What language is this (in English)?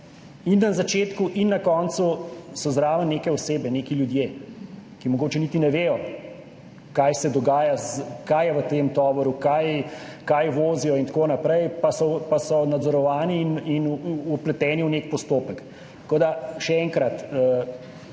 Slovenian